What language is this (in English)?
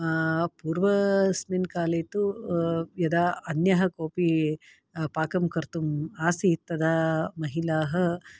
Sanskrit